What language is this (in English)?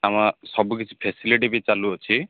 Odia